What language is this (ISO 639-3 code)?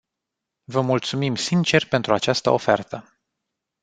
ron